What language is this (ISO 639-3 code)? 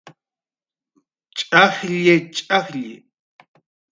jqr